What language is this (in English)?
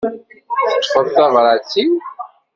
Kabyle